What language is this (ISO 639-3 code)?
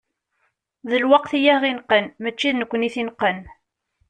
kab